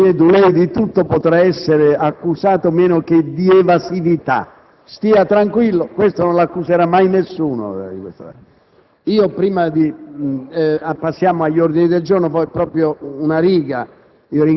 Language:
Italian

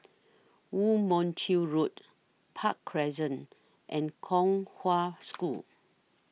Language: English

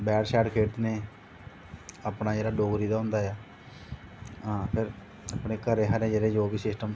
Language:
Dogri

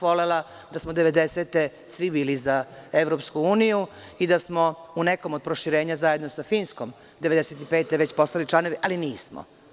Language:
Serbian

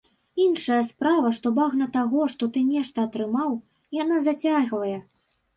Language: Belarusian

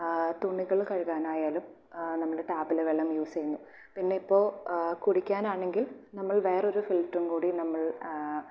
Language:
Malayalam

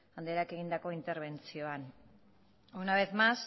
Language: Basque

